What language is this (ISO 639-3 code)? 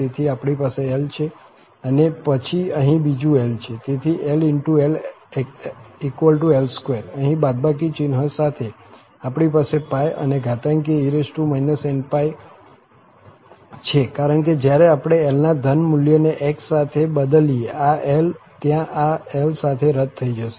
guj